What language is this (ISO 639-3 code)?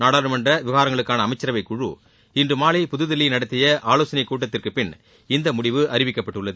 tam